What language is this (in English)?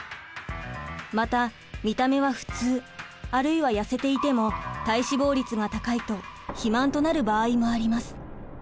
Japanese